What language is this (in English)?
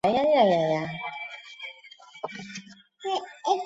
Chinese